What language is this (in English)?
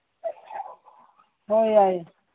Manipuri